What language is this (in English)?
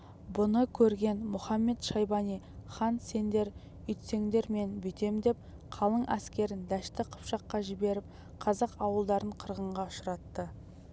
Kazakh